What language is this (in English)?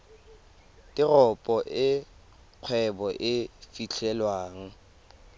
Tswana